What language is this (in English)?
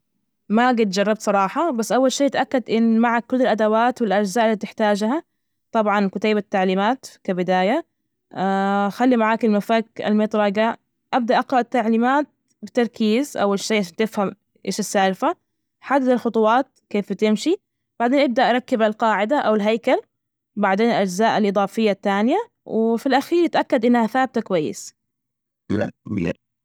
Najdi Arabic